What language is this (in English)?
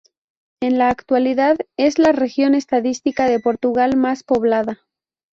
Spanish